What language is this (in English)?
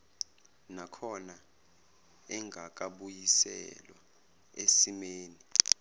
Zulu